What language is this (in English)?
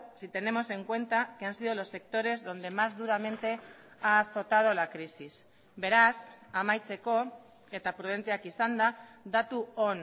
Spanish